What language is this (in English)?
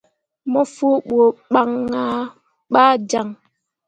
Mundang